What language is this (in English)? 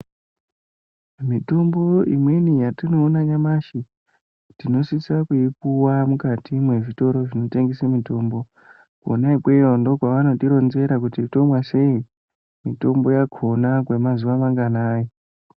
Ndau